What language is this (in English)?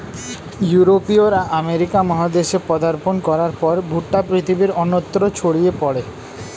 Bangla